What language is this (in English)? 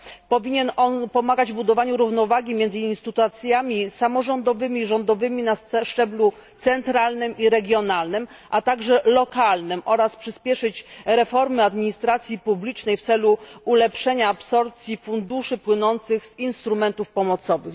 Polish